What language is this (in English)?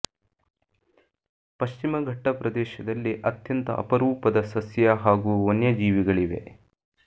Kannada